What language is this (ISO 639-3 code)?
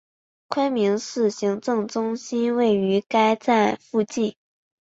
zho